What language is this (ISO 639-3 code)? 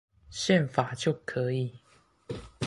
zho